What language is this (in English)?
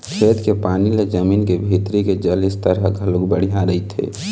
Chhattisgarhi